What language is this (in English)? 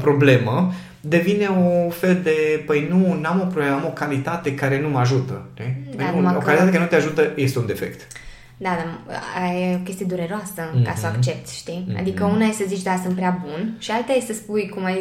Romanian